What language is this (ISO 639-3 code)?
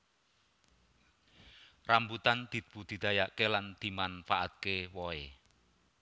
jav